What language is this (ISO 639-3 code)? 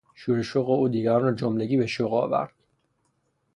fas